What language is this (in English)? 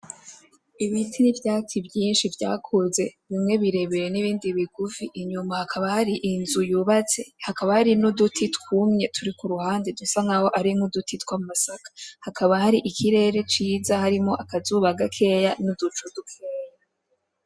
Rundi